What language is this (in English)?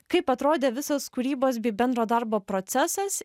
Lithuanian